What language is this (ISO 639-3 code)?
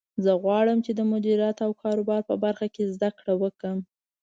pus